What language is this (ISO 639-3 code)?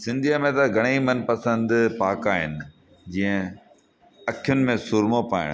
snd